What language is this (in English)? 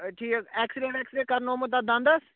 Kashmiri